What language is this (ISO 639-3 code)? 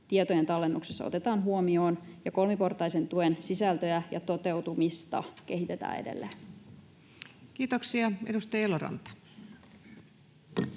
fin